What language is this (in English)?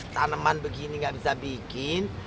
Indonesian